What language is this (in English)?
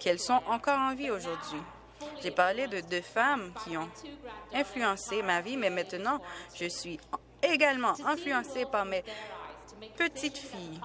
French